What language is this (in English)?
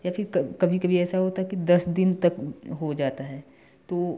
Hindi